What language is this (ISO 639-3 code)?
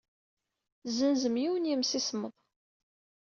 kab